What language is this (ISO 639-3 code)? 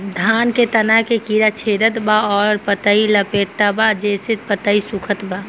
bho